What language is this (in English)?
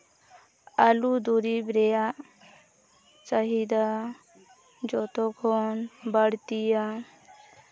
Santali